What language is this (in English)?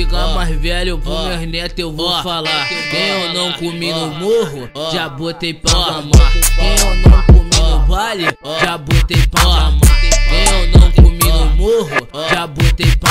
Portuguese